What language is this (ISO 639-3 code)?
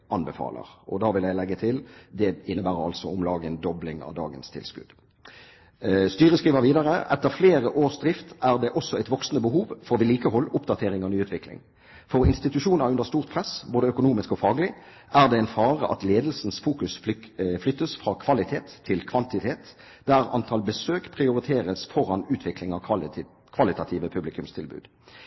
nob